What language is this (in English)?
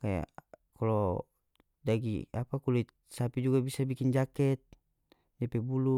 North Moluccan Malay